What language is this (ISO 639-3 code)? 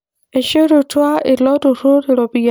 mas